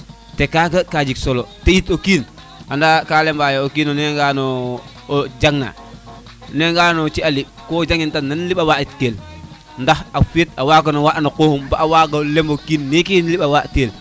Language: Serer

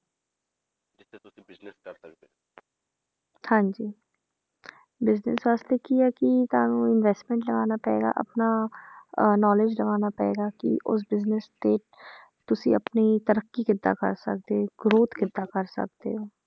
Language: Punjabi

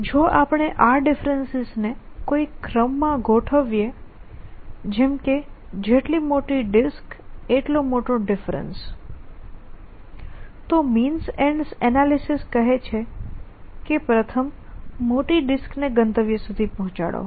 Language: Gujarati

